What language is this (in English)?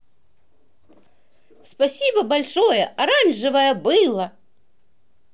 Russian